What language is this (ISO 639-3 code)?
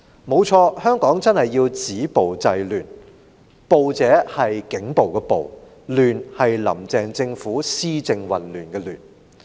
yue